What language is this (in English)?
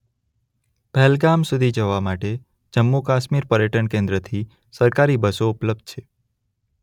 Gujarati